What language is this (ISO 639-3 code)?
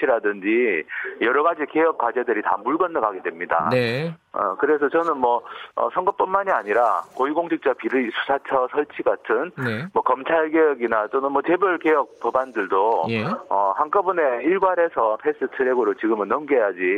kor